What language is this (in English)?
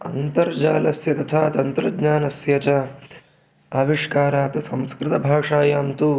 Sanskrit